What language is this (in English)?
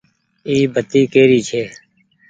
Goaria